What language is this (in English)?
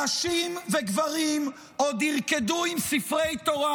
Hebrew